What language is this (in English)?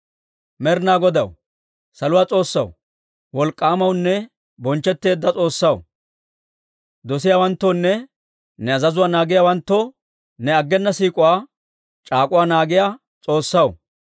Dawro